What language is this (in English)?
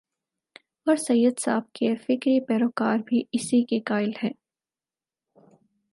Urdu